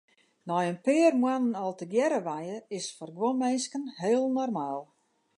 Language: Western Frisian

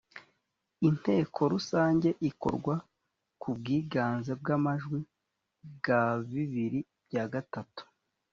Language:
Kinyarwanda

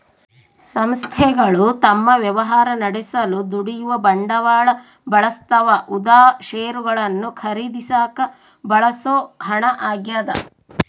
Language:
Kannada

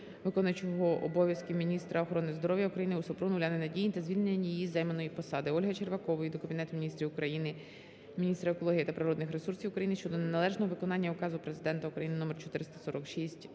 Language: Ukrainian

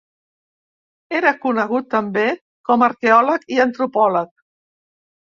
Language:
Catalan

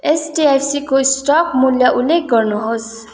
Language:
Nepali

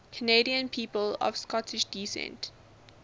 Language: English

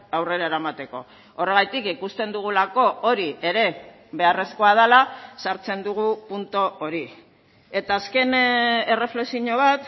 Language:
Basque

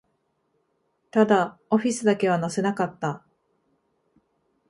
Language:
Japanese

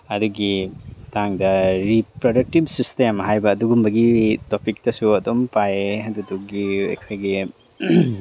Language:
Manipuri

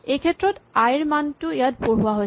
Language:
Assamese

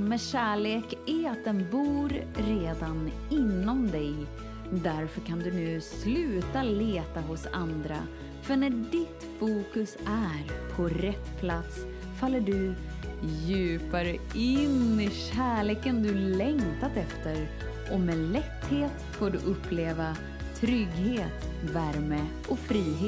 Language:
Swedish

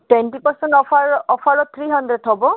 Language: Assamese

